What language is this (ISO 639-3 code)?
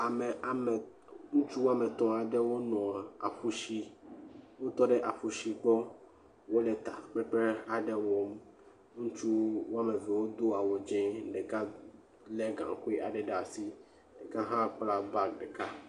ewe